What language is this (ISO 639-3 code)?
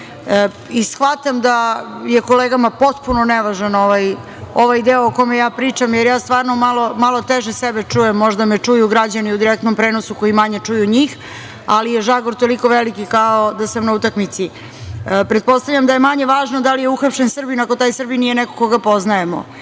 srp